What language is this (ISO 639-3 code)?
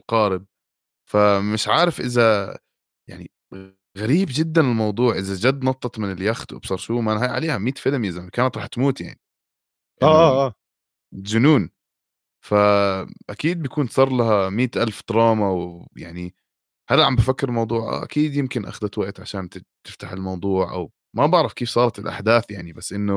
ara